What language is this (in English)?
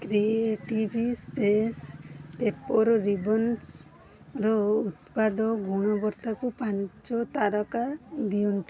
Odia